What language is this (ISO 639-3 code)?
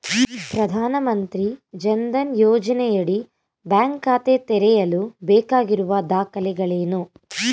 kan